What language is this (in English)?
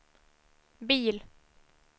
Swedish